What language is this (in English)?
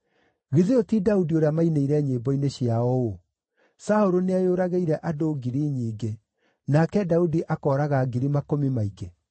Kikuyu